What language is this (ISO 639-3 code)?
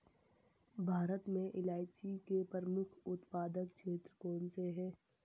hin